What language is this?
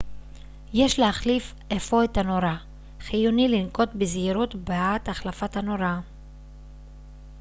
Hebrew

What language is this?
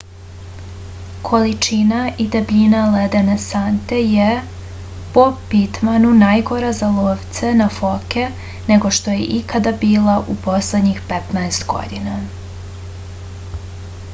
Serbian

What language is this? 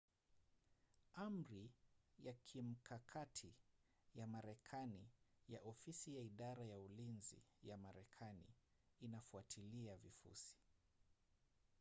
Swahili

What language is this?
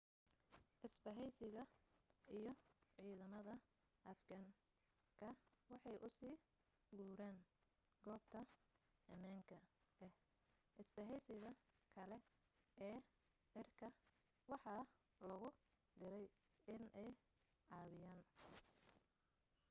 Somali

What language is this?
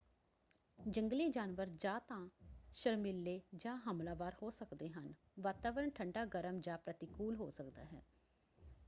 Punjabi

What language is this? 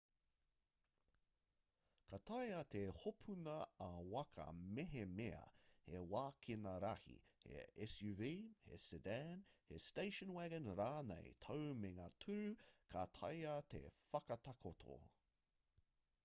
Māori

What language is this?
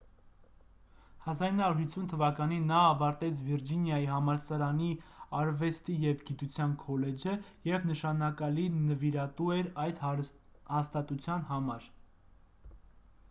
Armenian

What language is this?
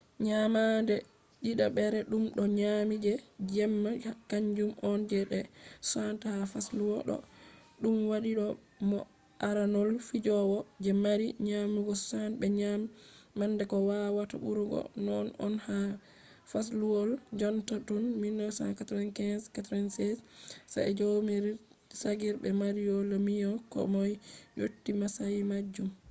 Fula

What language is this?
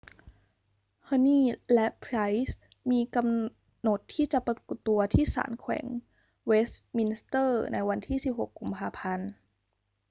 Thai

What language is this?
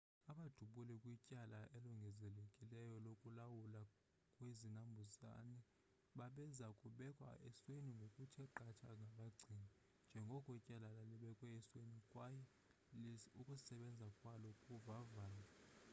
Xhosa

